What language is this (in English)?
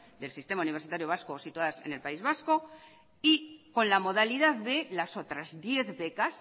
Spanish